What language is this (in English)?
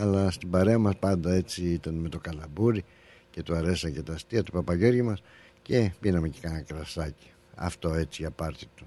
Greek